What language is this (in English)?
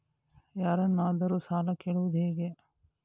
Kannada